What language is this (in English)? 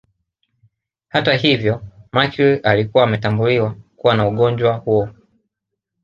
Swahili